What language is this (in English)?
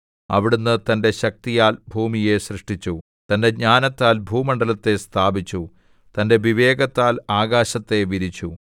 Malayalam